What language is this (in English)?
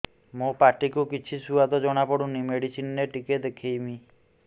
Odia